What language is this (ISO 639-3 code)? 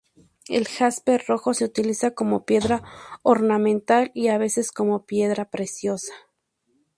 spa